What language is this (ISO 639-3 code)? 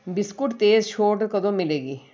pan